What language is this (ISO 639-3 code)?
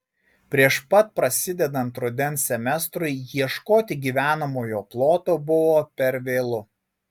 lit